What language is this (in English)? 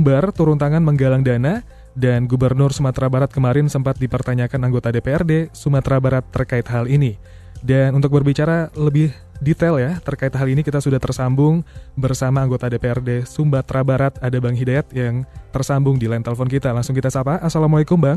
Indonesian